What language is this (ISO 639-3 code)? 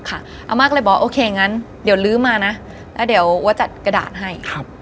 tha